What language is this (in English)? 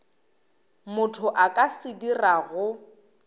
Northern Sotho